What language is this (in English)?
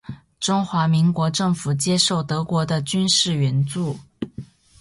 Chinese